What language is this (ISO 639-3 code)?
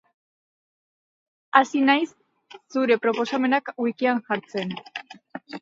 eus